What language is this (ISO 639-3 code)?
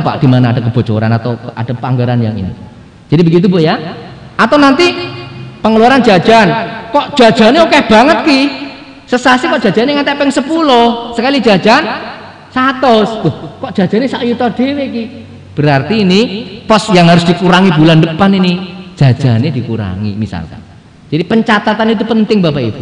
ind